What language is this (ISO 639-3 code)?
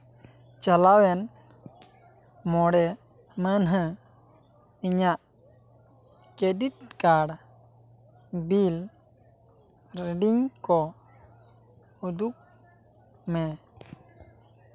sat